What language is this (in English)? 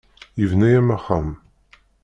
Kabyle